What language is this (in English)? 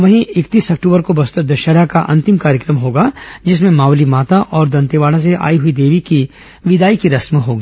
Hindi